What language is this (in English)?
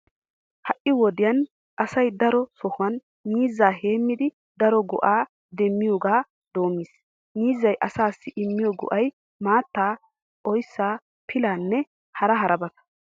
Wolaytta